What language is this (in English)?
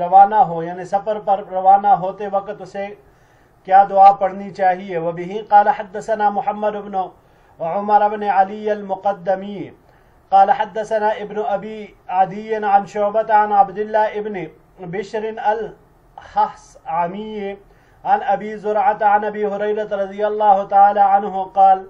Arabic